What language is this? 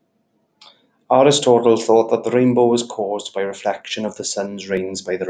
English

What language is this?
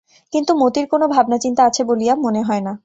Bangla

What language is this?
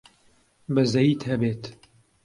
Central Kurdish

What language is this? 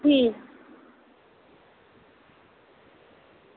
Dogri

